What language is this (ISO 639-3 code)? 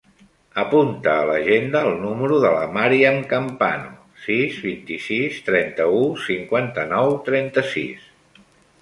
cat